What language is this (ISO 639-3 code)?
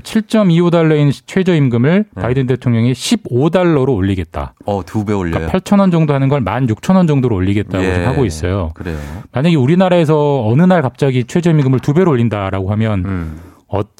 kor